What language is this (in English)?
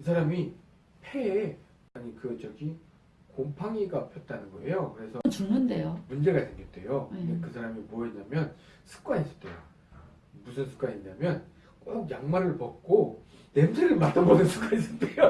Korean